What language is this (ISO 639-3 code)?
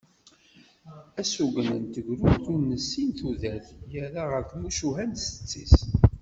kab